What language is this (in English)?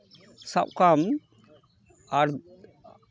Santali